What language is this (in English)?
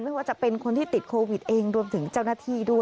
Thai